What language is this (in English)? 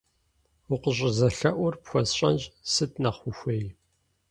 Kabardian